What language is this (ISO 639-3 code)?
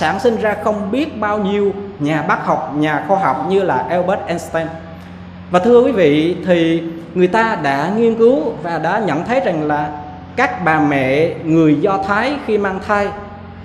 vie